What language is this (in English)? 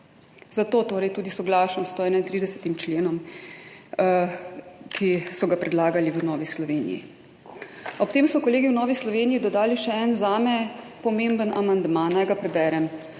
Slovenian